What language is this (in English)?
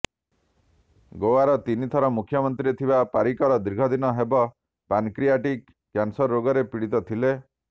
Odia